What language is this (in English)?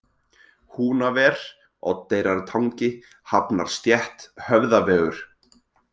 Icelandic